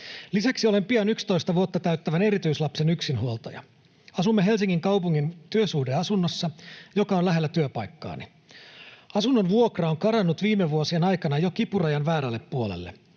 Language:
Finnish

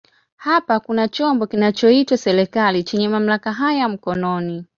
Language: Swahili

